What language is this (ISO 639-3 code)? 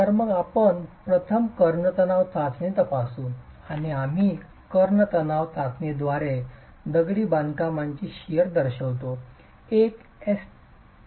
mar